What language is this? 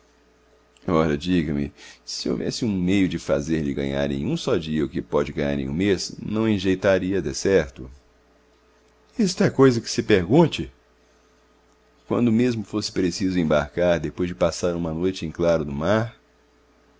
Portuguese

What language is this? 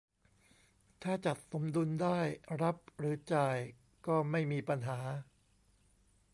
Thai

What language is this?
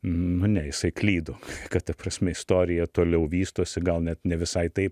Lithuanian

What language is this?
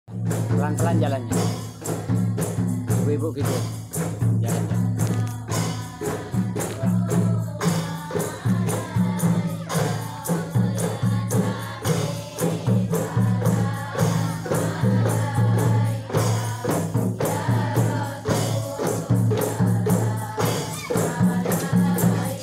Indonesian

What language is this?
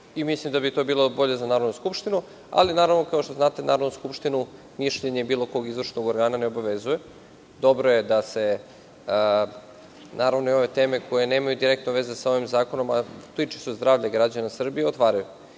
Serbian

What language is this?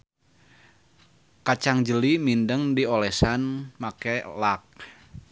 Sundanese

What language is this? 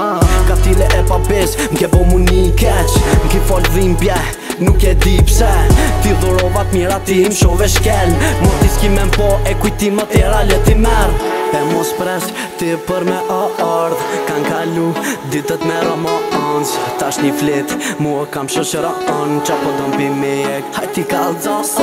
Romanian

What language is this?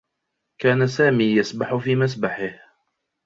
Arabic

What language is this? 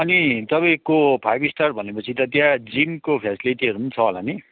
Nepali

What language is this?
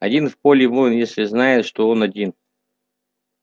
Russian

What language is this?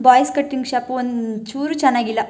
Kannada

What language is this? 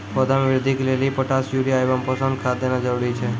Maithili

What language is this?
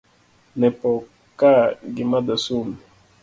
Luo (Kenya and Tanzania)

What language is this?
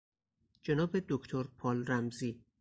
Persian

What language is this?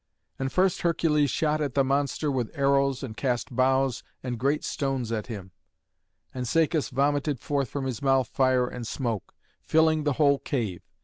English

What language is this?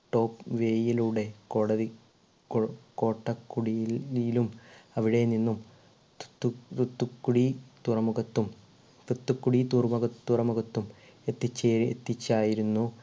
Malayalam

